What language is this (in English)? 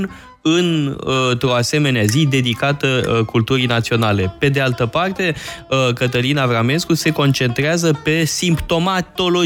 Romanian